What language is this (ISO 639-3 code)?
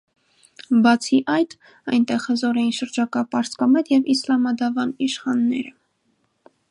hye